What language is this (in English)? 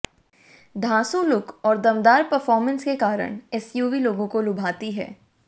Hindi